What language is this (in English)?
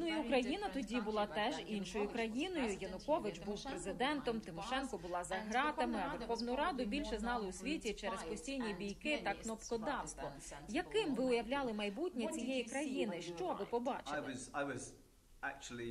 Ukrainian